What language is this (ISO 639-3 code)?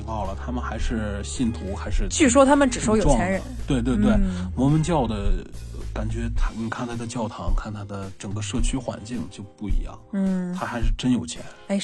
zho